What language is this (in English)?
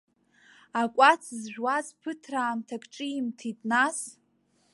Abkhazian